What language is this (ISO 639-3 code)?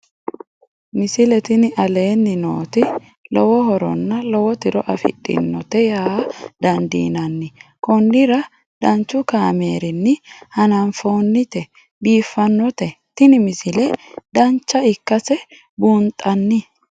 sid